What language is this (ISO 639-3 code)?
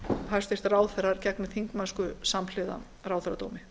isl